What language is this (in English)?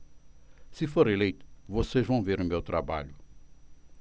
Portuguese